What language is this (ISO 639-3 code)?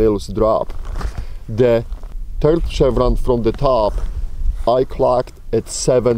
eng